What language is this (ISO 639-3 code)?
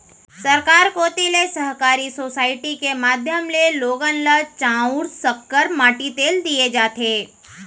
hne